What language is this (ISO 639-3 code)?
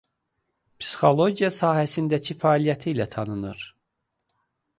aze